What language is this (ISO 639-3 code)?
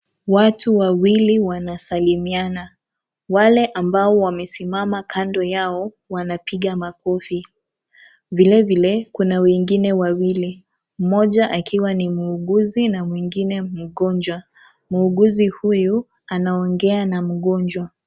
swa